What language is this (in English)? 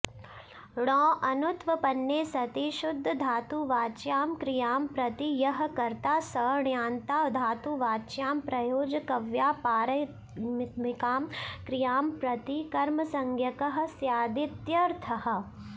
Sanskrit